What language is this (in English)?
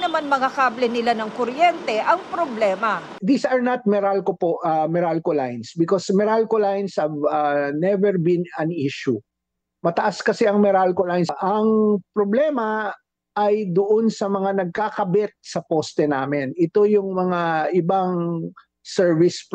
Filipino